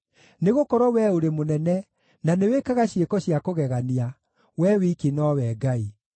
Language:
Kikuyu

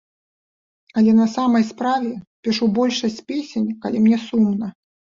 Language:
Belarusian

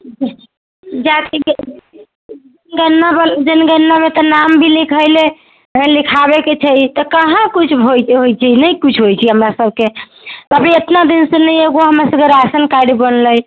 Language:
Maithili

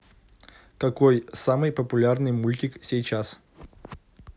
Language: Russian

